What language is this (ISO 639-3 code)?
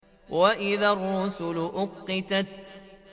ara